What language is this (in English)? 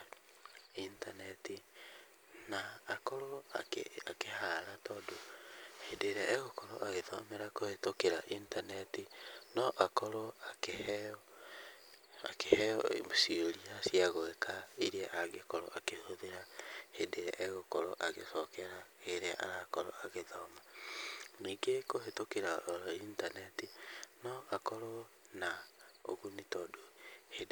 Kikuyu